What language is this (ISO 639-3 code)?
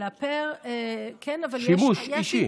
heb